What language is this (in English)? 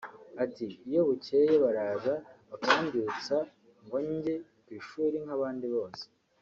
Kinyarwanda